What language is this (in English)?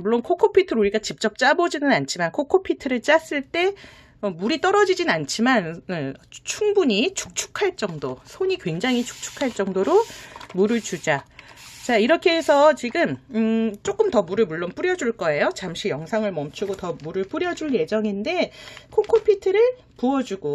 Korean